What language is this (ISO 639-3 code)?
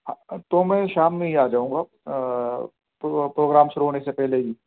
urd